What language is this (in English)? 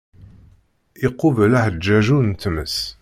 Kabyle